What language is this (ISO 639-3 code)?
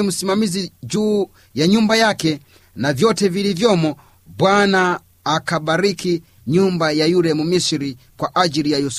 swa